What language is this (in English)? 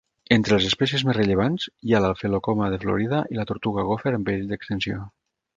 Catalan